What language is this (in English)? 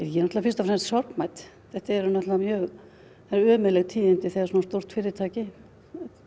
Icelandic